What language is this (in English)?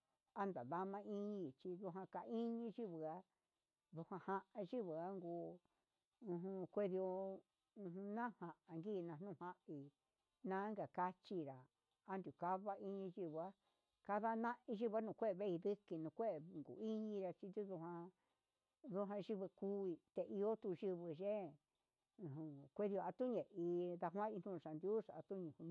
Huitepec Mixtec